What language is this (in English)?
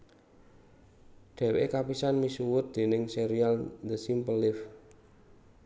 Javanese